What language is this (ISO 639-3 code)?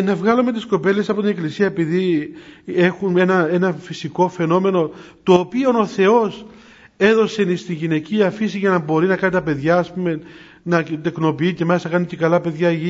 ell